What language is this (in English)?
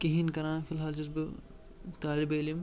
Kashmiri